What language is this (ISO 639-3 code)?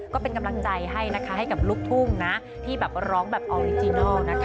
tha